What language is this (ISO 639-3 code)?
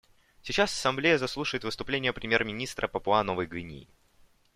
rus